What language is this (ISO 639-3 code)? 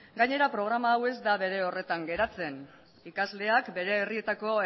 eus